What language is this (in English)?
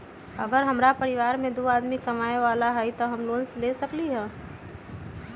Magahi